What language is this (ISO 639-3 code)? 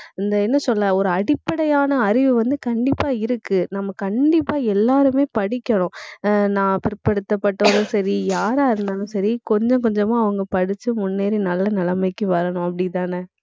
tam